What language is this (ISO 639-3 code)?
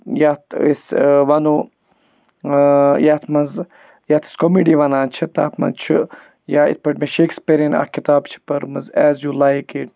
kas